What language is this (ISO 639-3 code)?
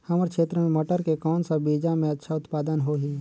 hne